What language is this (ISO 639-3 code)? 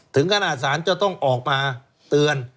tha